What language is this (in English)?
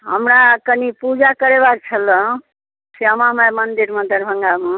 Maithili